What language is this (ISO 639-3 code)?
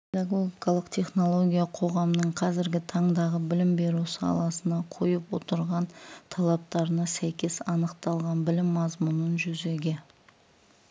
kaz